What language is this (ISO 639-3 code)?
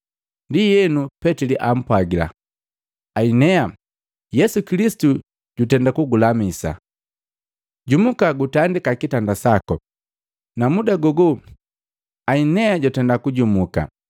mgv